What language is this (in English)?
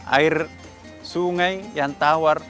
Indonesian